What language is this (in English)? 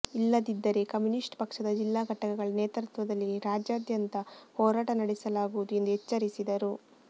Kannada